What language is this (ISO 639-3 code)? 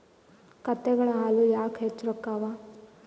kan